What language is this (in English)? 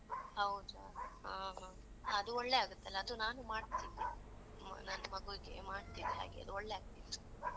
Kannada